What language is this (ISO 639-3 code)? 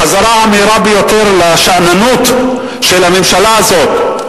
heb